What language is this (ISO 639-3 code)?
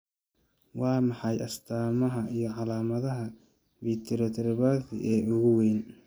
som